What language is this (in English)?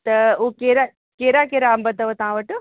Sindhi